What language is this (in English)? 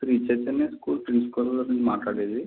Telugu